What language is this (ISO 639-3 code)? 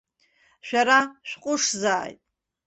abk